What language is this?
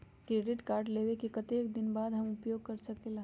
Magahi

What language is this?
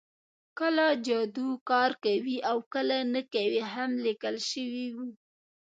Pashto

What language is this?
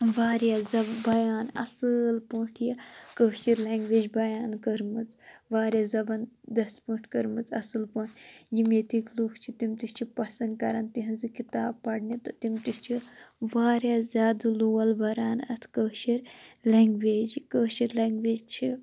Kashmiri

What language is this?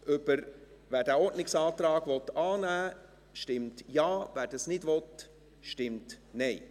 Swiss German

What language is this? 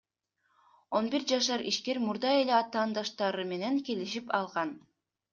Kyrgyz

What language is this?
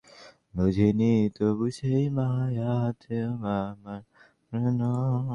Bangla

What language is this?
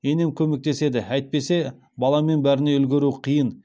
Kazakh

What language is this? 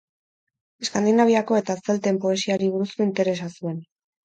Basque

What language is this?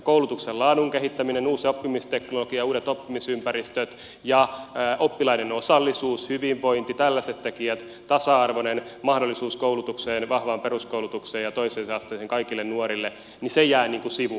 Finnish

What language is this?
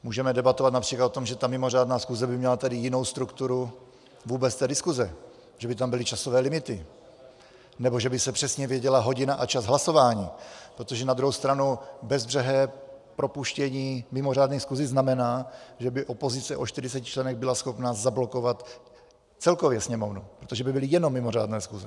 Czech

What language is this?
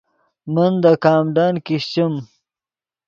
Yidgha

